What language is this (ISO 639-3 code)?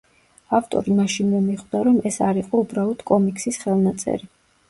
kat